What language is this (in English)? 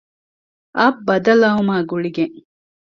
Divehi